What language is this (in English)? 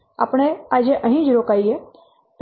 Gujarati